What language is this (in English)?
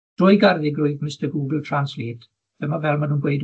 Welsh